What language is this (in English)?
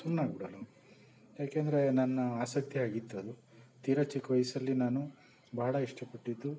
Kannada